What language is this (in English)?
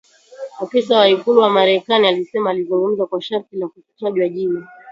Swahili